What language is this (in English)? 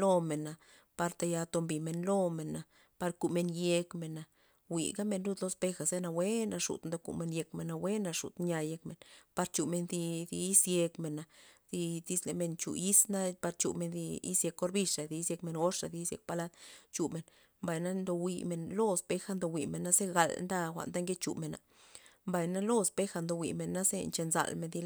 Loxicha Zapotec